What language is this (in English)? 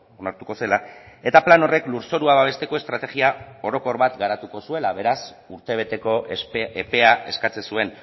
Basque